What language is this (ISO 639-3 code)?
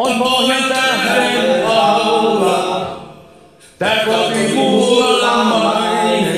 fin